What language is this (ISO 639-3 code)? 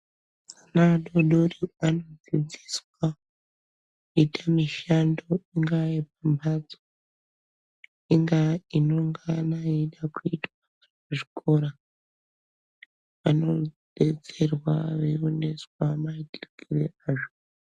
ndc